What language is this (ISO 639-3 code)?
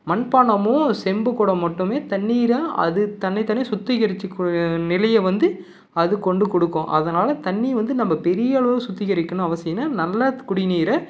tam